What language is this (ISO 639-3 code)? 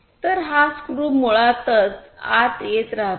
mar